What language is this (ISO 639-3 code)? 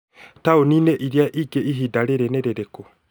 kik